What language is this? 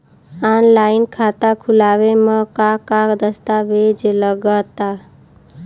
Bhojpuri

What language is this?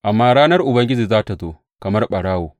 Hausa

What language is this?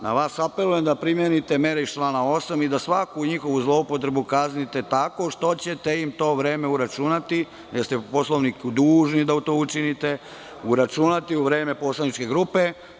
Serbian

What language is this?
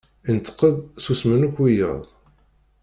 Kabyle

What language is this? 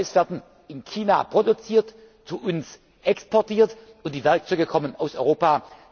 German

